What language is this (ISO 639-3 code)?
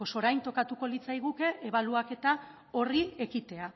eus